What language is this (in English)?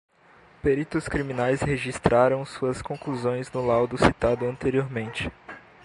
Portuguese